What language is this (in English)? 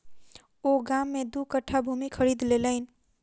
Maithili